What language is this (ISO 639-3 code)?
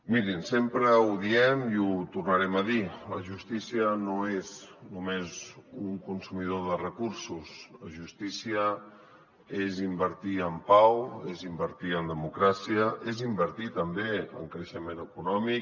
cat